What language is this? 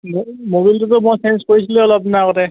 Assamese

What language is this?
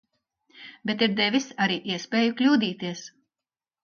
Latvian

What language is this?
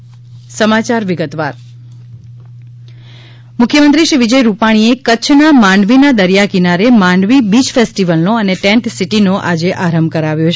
Gujarati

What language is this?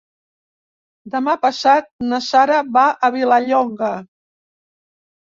Catalan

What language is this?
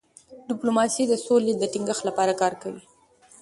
Pashto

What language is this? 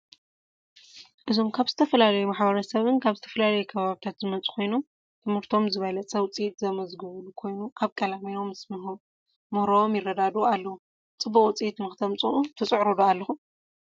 Tigrinya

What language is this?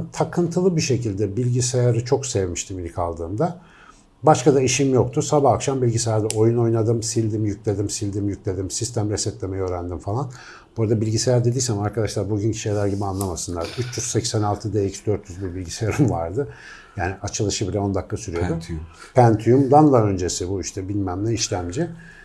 Turkish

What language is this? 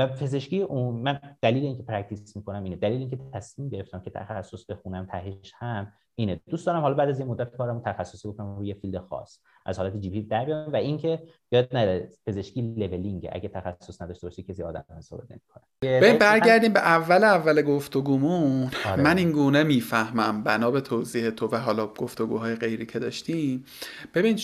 Persian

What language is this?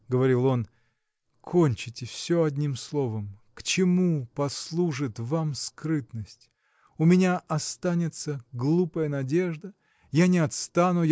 Russian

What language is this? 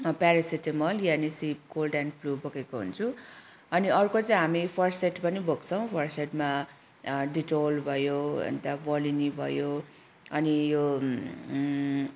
Nepali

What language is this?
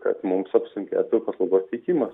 Lithuanian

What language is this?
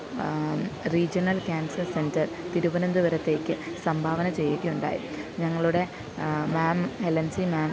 Malayalam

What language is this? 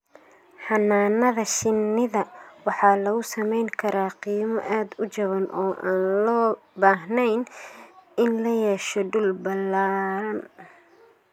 Somali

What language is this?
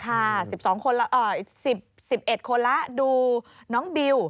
Thai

